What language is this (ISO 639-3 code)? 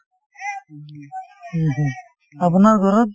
asm